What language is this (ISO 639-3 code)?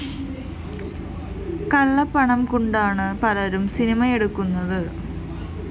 mal